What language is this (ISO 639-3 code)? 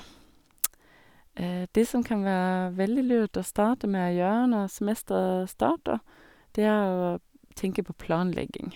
nor